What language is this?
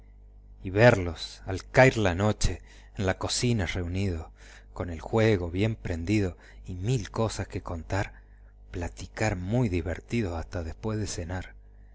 Spanish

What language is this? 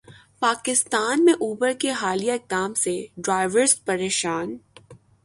Urdu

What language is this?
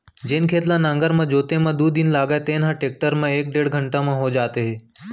Chhattisgarhi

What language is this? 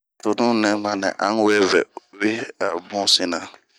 Bomu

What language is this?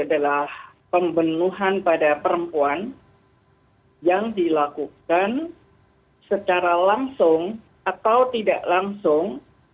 Indonesian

